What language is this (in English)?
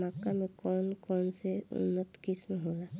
Bhojpuri